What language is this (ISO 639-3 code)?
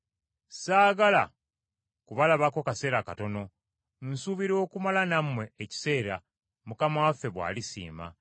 lug